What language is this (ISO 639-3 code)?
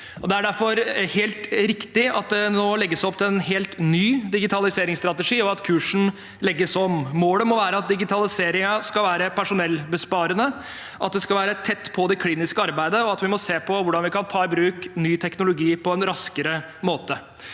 nor